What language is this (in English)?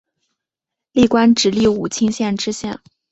Chinese